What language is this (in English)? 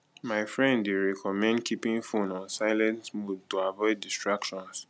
Nigerian Pidgin